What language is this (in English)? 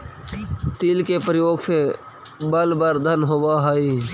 Magahi